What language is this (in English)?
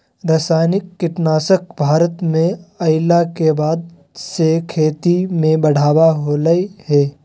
Magahi